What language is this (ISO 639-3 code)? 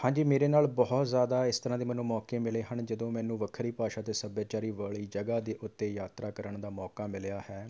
pan